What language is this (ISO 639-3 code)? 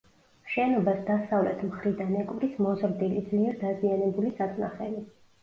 kat